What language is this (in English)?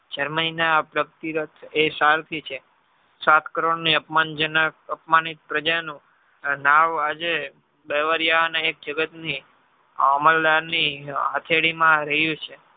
Gujarati